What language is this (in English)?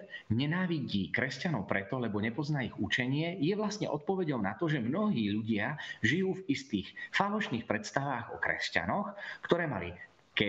Slovak